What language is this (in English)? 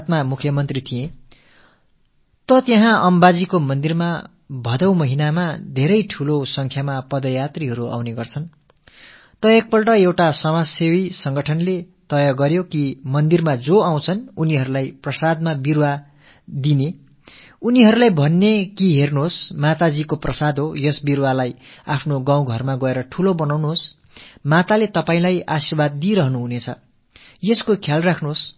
Tamil